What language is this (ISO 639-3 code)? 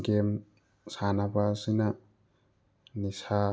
mni